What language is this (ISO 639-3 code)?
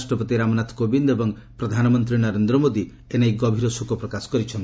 ori